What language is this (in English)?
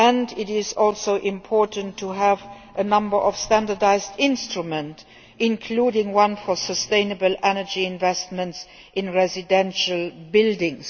English